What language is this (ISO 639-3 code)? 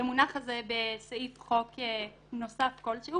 heb